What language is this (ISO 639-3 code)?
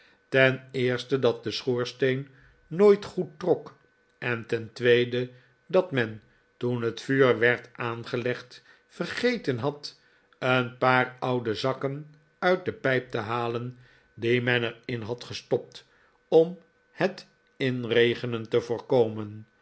nld